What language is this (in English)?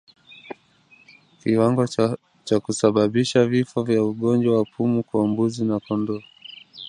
Swahili